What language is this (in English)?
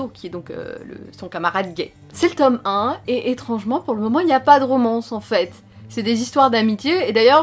French